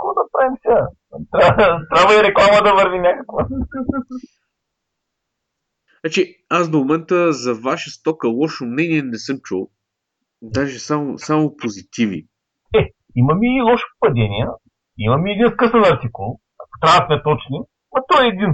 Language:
Bulgarian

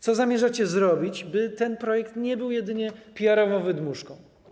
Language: Polish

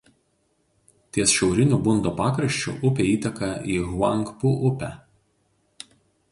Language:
Lithuanian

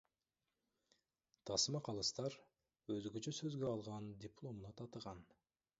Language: Kyrgyz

